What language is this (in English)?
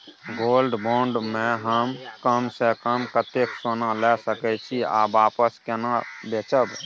Maithili